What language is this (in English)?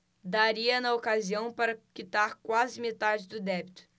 Portuguese